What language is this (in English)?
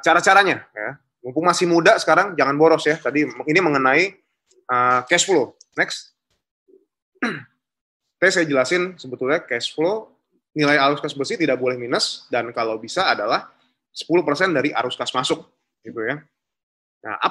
Indonesian